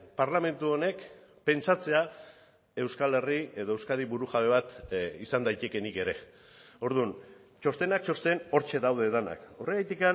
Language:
Basque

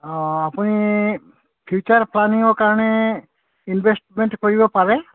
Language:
Assamese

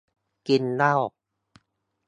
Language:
Thai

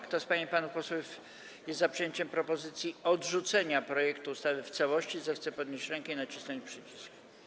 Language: Polish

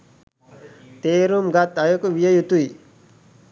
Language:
Sinhala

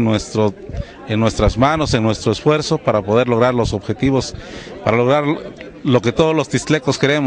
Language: Spanish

